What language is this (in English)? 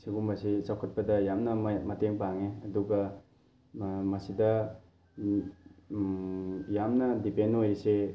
Manipuri